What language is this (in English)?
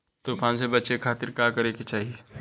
Bhojpuri